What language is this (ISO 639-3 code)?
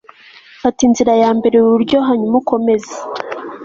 kin